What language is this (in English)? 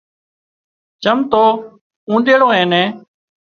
Wadiyara Koli